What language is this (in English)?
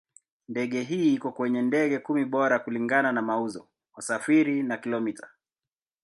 Swahili